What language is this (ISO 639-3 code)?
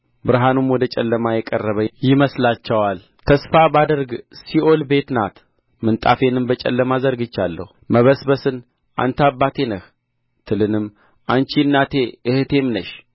amh